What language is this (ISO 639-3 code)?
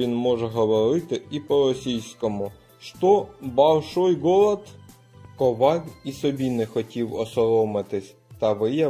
ukr